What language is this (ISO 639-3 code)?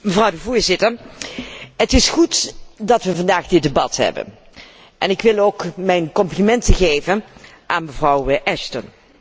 nld